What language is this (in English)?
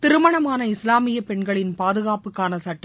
Tamil